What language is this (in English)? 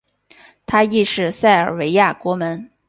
Chinese